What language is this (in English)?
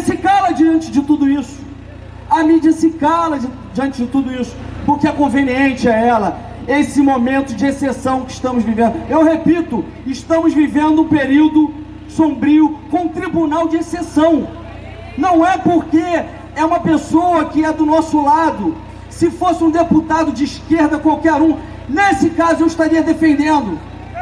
Portuguese